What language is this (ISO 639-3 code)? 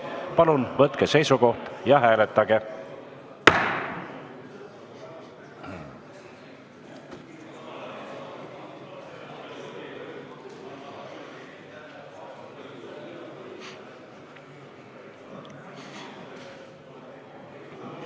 est